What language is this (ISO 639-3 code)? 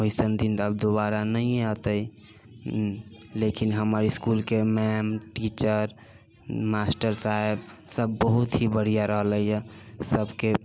mai